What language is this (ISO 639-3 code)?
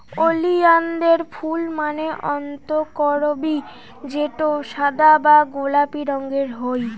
ben